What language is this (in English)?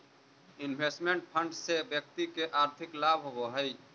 Magahi